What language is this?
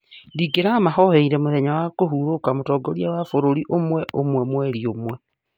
Kikuyu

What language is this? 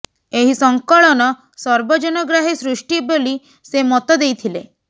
Odia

